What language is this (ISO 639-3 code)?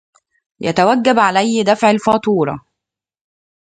ara